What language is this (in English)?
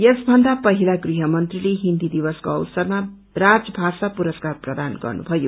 Nepali